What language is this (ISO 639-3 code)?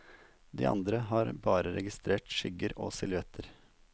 nor